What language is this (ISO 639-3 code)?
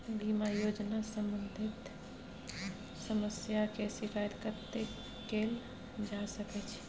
mai